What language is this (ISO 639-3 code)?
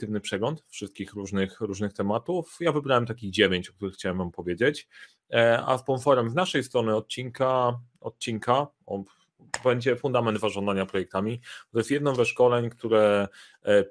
pol